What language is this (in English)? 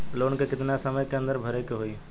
Bhojpuri